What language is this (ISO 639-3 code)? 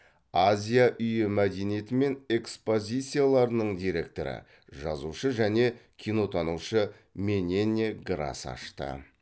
kaz